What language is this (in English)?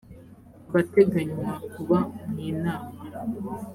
Kinyarwanda